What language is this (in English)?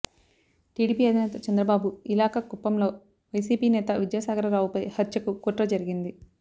Telugu